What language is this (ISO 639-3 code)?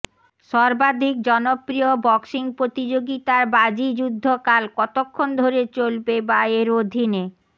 ben